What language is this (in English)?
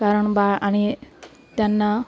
Marathi